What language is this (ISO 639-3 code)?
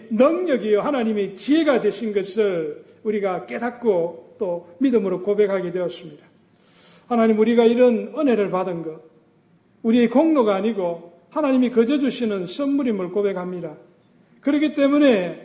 kor